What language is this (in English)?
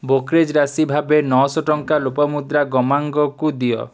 Odia